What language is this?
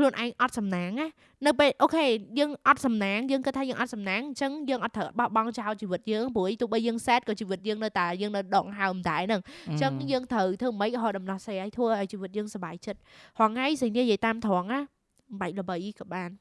Vietnamese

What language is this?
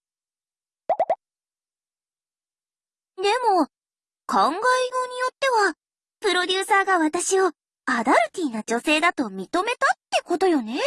Japanese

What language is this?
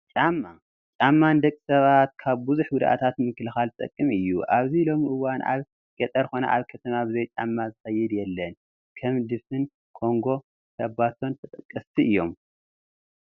Tigrinya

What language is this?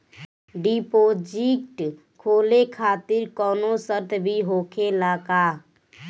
Bhojpuri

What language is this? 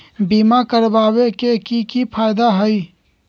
Magahi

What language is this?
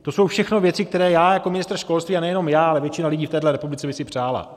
Czech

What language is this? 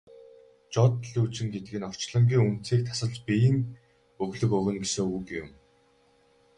Mongolian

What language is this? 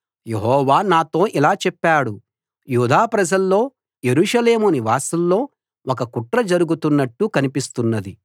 Telugu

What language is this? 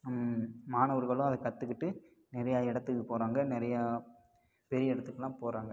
Tamil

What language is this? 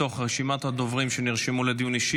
Hebrew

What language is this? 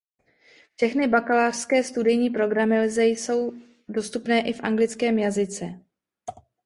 Czech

